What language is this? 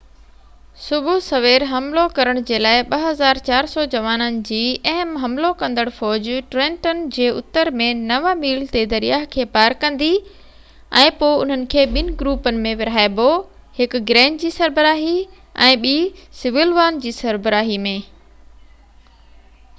Sindhi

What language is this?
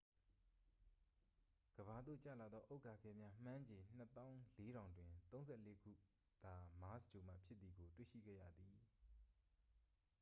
Burmese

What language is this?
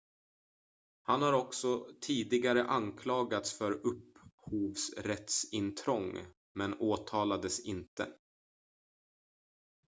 Swedish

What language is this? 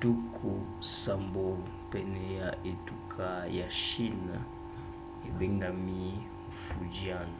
Lingala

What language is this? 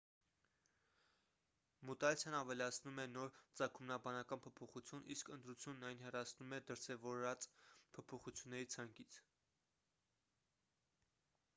Armenian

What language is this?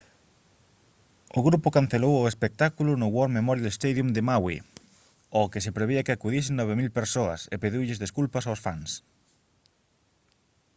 Galician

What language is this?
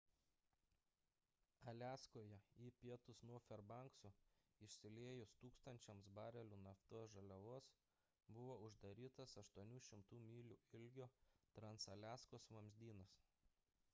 Lithuanian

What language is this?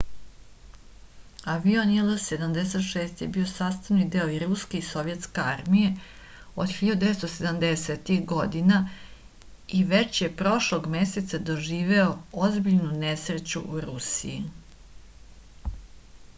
Serbian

